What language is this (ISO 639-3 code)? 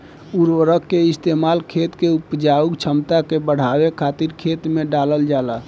bho